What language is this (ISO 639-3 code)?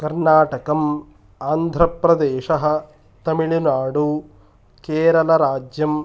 san